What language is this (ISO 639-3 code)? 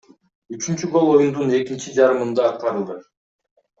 kir